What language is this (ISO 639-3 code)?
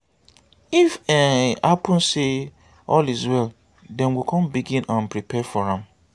pcm